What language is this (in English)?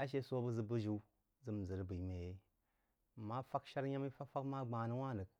Jiba